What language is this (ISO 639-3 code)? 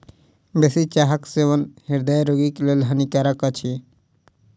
mai